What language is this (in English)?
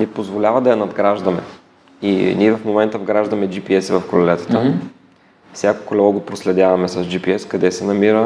Bulgarian